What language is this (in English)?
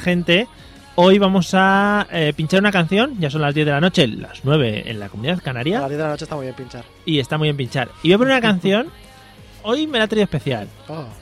Spanish